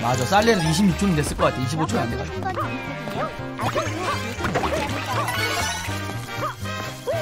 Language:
Korean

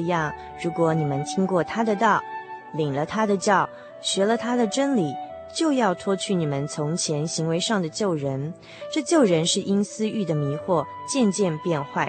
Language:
Chinese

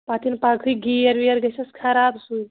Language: Kashmiri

